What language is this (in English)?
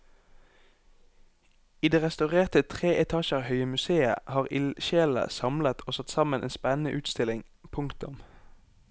Norwegian